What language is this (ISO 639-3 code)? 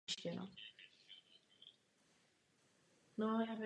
ces